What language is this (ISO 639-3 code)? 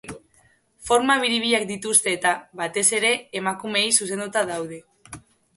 eus